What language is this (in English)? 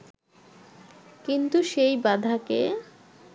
Bangla